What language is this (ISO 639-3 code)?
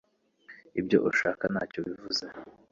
kin